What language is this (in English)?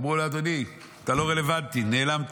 Hebrew